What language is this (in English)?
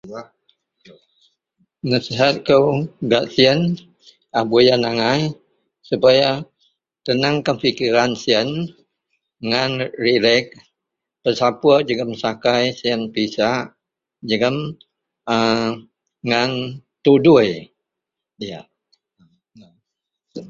Central Melanau